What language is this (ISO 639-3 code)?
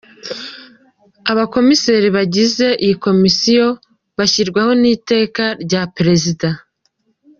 kin